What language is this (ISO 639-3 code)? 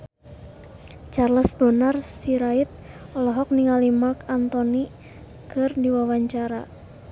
sun